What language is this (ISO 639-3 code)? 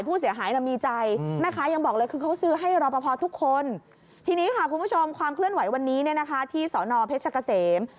tha